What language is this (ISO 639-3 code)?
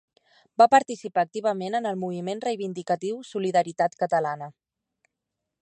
cat